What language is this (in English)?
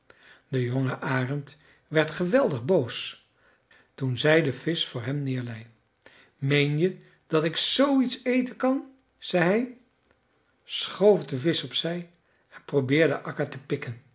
Dutch